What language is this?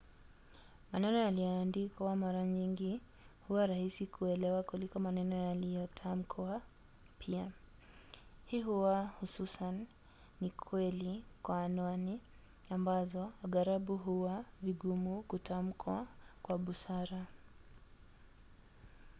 Swahili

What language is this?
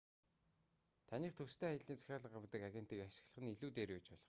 Mongolian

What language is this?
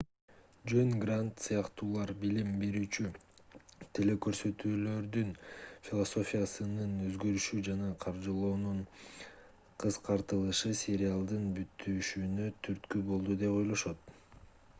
Kyrgyz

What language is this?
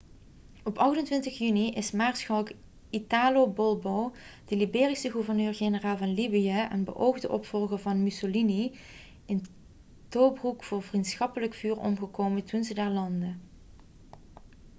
Dutch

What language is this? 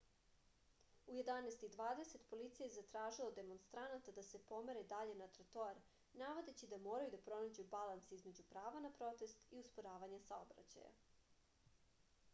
Serbian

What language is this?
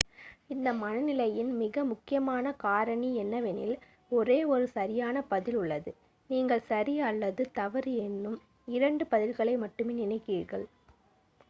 Tamil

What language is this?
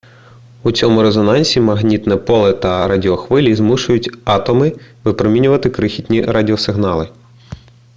Ukrainian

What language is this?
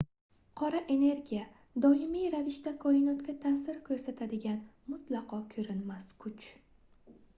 Uzbek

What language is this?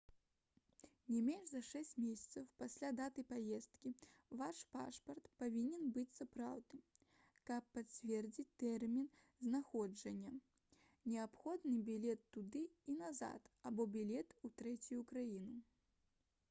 Belarusian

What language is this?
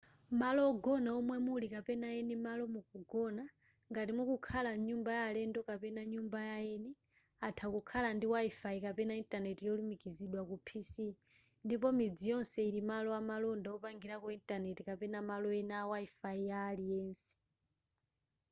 Nyanja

